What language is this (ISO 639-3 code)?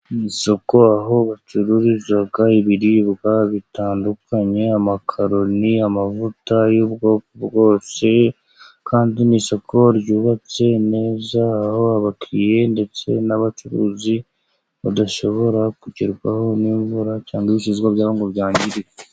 kin